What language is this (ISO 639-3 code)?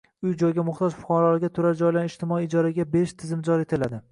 uzb